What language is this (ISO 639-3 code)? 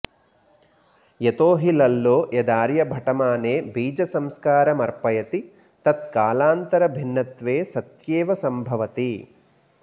san